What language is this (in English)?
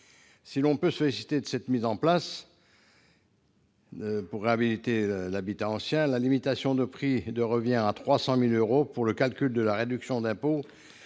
French